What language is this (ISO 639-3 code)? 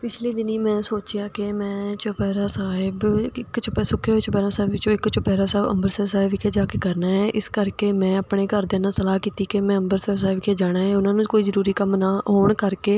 pan